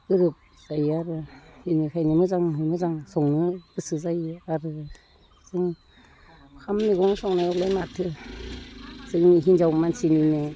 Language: Bodo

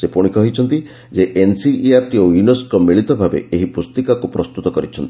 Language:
Odia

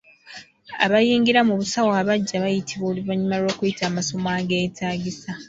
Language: Ganda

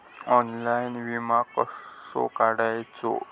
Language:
Marathi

